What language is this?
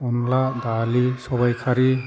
Bodo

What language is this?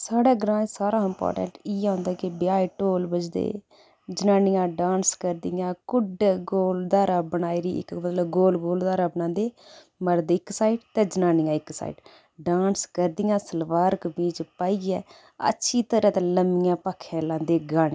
Dogri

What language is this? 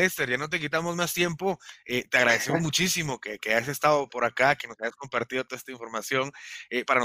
Spanish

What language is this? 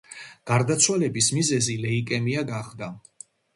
Georgian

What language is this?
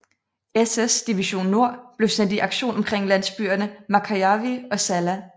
Danish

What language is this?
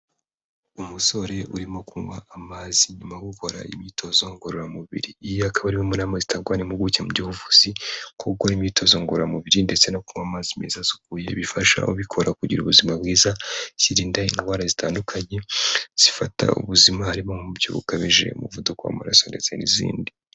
Kinyarwanda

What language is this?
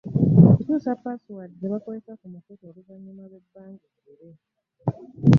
Ganda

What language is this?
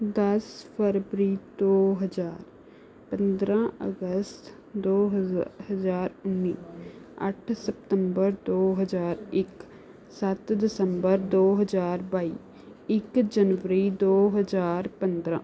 Punjabi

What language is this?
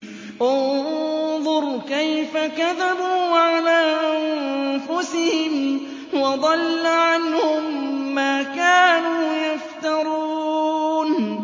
Arabic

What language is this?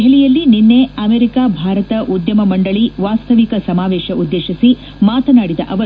Kannada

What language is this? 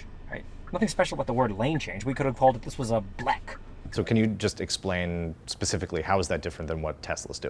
English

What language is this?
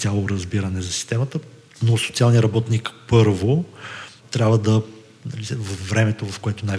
Bulgarian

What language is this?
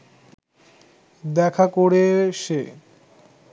Bangla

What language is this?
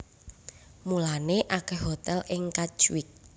Javanese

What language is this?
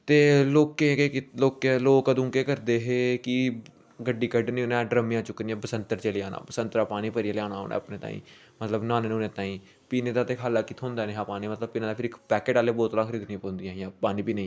Dogri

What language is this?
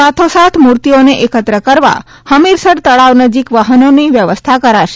Gujarati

